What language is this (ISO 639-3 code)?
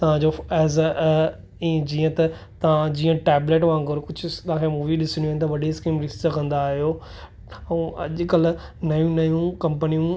snd